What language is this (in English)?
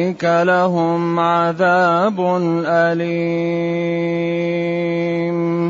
Arabic